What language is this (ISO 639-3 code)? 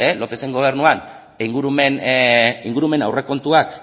eus